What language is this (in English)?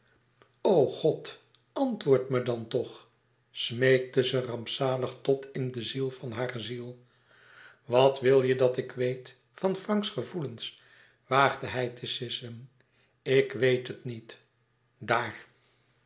Dutch